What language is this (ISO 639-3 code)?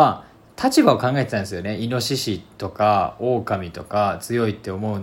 jpn